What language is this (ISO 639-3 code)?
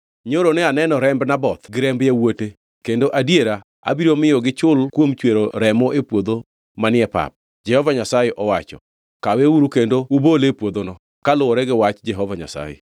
luo